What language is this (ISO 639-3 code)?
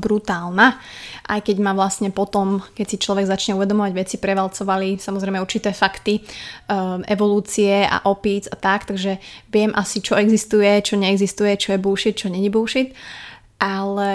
slk